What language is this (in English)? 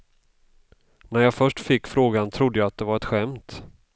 Swedish